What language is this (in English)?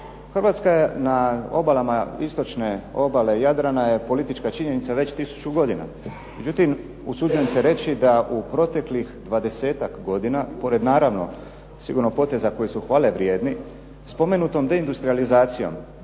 Croatian